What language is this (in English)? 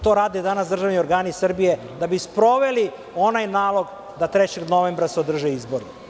Serbian